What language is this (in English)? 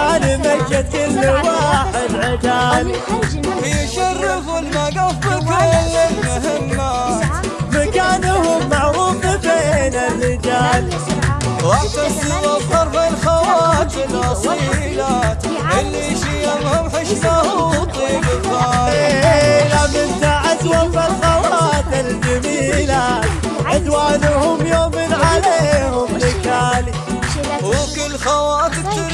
Arabic